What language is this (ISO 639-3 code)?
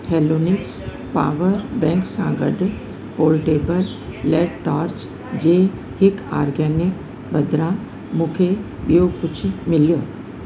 snd